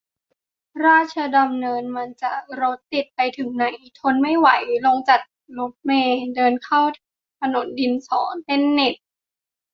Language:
Thai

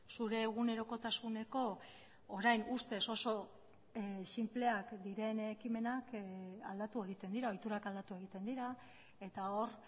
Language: Basque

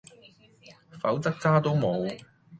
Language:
Cantonese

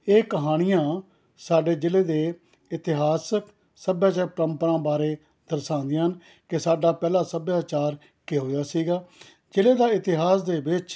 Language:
Punjabi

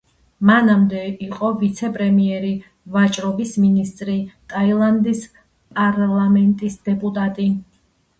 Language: Georgian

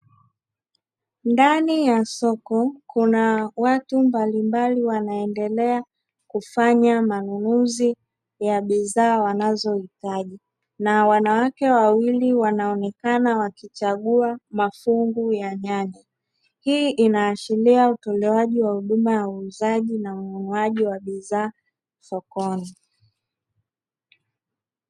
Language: Swahili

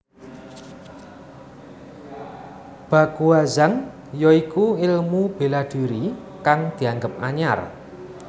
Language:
Javanese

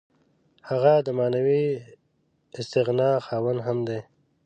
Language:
Pashto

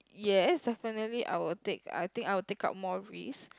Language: English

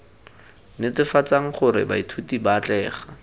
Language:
Tswana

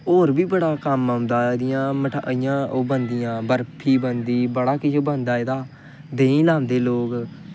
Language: Dogri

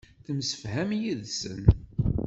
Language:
Kabyle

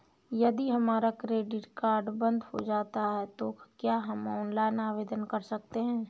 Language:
Hindi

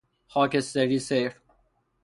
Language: Persian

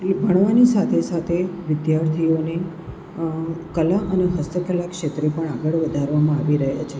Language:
Gujarati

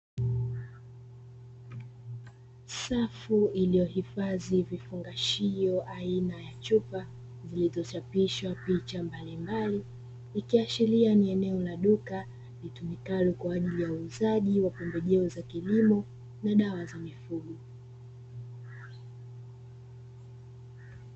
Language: Swahili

